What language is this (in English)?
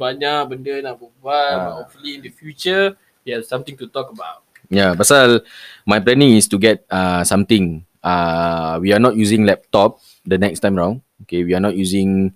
Malay